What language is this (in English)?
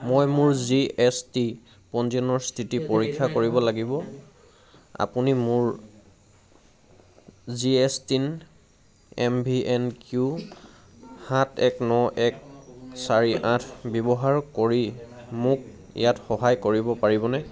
Assamese